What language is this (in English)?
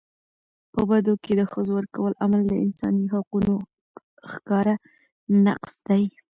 Pashto